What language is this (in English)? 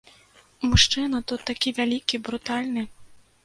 Belarusian